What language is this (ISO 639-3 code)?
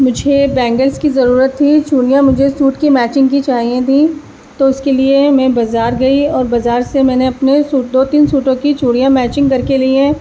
urd